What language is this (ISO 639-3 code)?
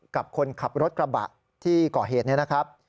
tha